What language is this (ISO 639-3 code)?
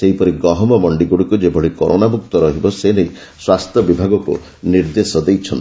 ori